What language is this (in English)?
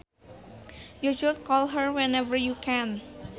Sundanese